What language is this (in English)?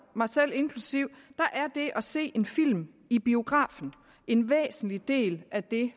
Danish